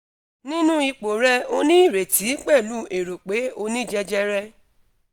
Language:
Yoruba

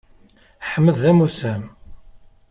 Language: Kabyle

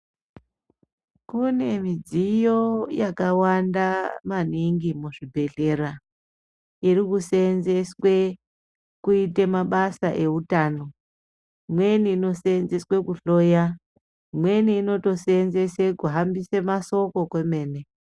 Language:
Ndau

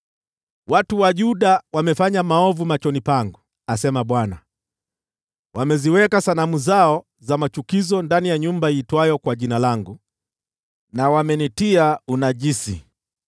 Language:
Swahili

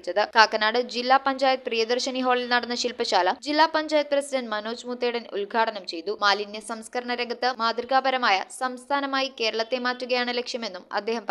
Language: Malayalam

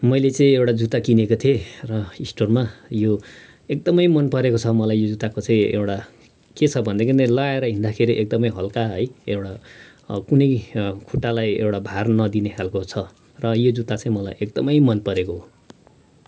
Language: Nepali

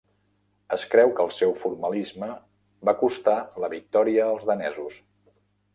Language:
Catalan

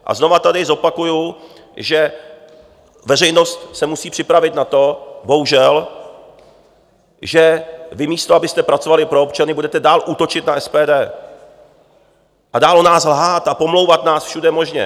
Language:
Czech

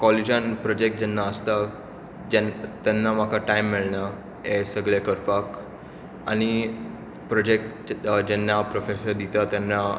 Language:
Konkani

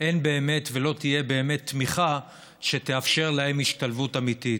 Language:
Hebrew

